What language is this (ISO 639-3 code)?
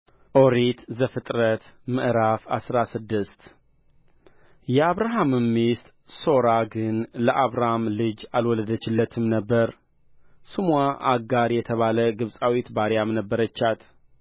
amh